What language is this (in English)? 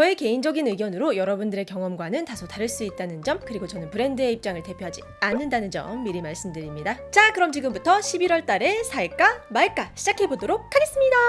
Korean